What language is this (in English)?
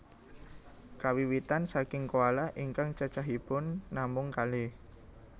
Javanese